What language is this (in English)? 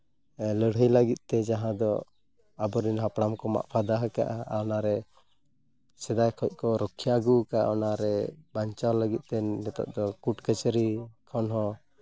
Santali